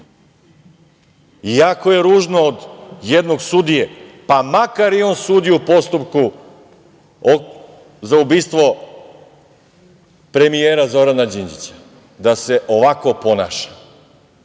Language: Serbian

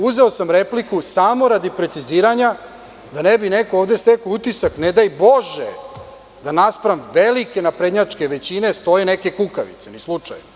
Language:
Serbian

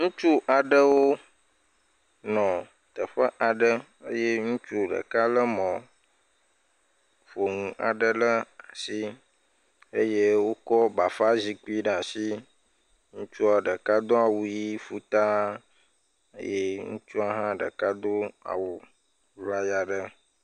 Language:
Ewe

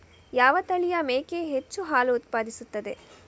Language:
Kannada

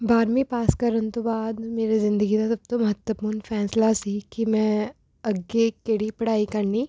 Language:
Punjabi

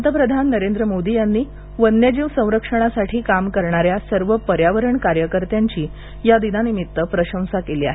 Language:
Marathi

